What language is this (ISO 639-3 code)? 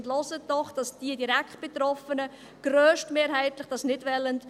gsw